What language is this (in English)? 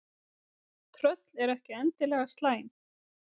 Icelandic